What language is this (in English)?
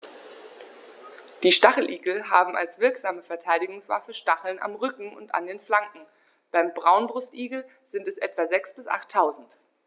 German